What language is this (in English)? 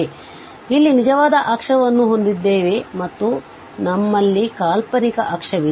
Kannada